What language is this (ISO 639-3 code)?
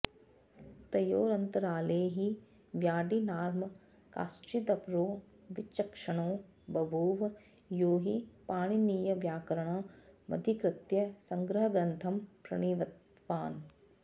san